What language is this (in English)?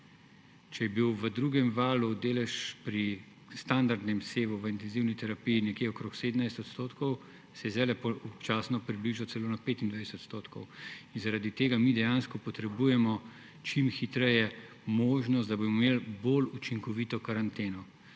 Slovenian